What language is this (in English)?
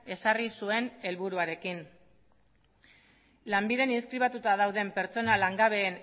Basque